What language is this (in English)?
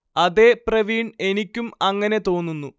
Malayalam